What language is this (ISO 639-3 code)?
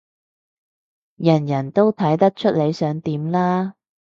yue